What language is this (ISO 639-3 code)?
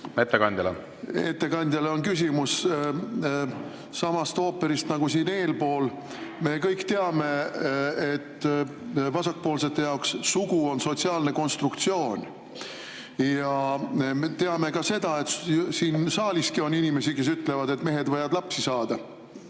est